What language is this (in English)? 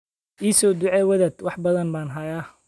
Somali